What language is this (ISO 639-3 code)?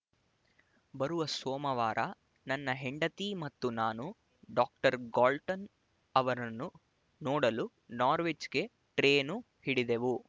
kan